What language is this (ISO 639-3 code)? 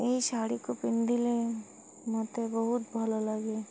ori